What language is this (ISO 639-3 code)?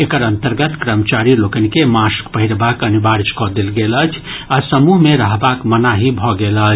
mai